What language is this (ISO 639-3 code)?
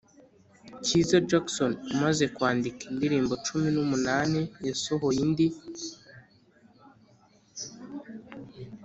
kin